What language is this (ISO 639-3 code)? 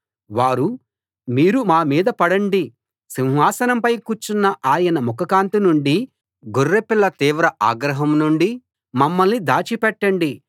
tel